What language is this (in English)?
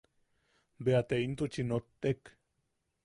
Yaqui